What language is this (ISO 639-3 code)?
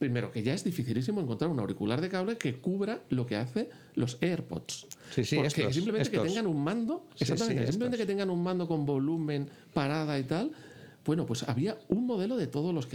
spa